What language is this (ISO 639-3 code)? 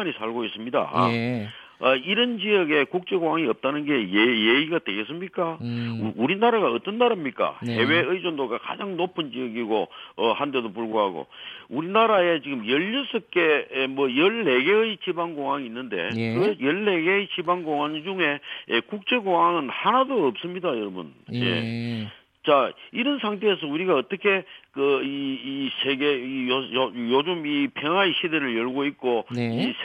kor